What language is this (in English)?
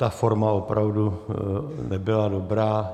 Czech